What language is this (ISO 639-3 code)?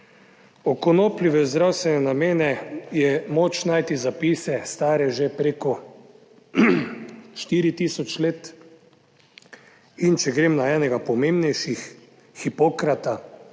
slv